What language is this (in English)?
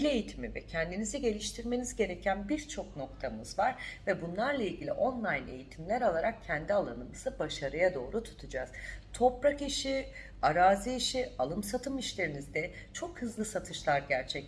Turkish